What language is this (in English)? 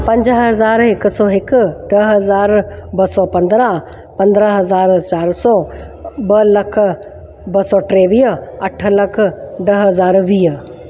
Sindhi